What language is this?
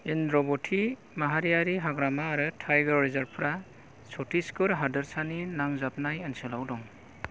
Bodo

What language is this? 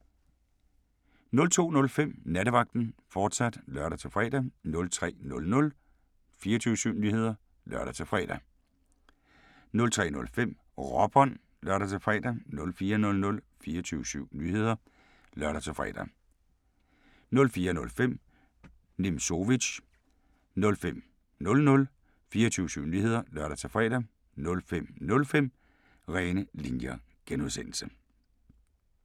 Danish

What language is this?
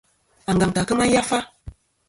Kom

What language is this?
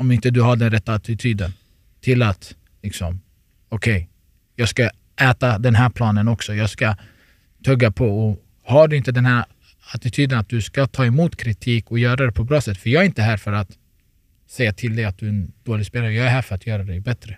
Swedish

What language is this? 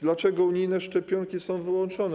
Polish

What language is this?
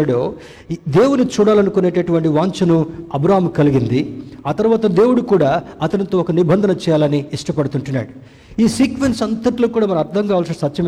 Telugu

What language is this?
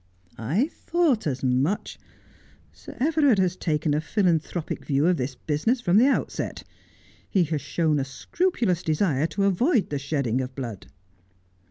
English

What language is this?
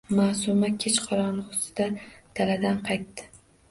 Uzbek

